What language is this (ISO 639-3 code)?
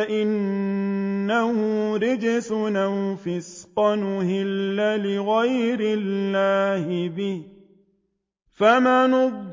ara